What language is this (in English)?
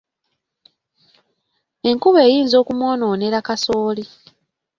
Ganda